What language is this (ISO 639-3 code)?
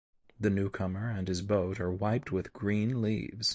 eng